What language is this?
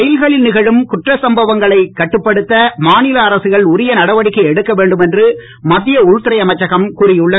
Tamil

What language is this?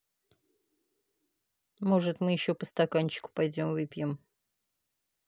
Russian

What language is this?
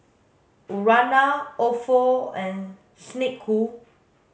English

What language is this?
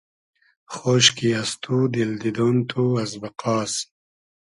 Hazaragi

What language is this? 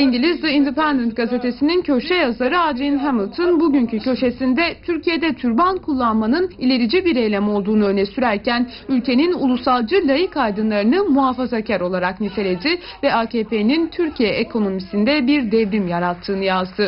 Turkish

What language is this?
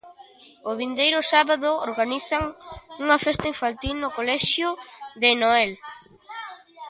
Galician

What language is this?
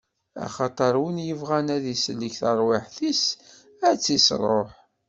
Kabyle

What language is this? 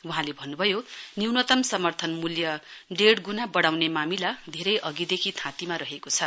Nepali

